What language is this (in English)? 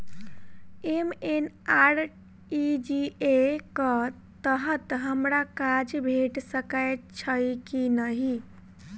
Maithili